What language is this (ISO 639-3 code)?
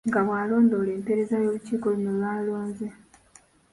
lug